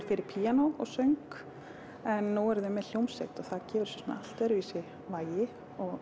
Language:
Icelandic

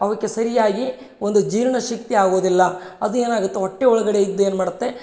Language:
Kannada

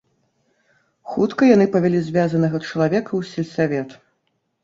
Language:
Belarusian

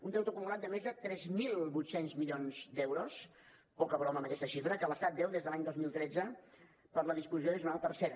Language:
Catalan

